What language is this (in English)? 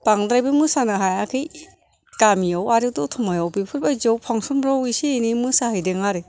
Bodo